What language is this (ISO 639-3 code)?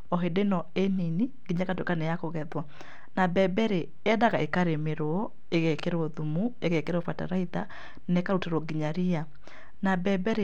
kik